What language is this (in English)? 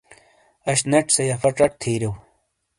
Shina